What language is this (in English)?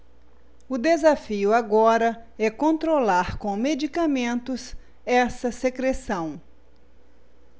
Portuguese